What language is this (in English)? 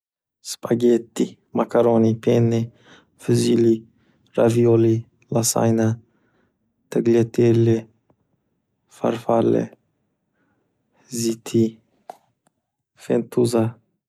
Uzbek